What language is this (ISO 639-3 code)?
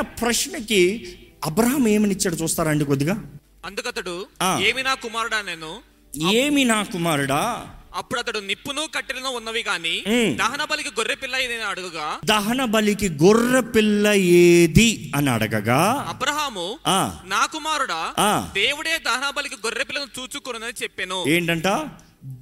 tel